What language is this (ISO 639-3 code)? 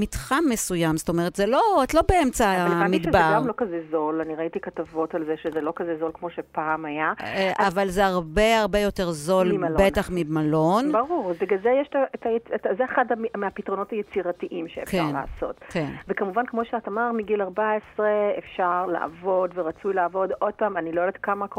heb